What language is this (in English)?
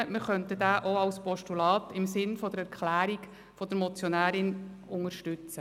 Swiss German